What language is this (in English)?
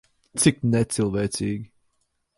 Latvian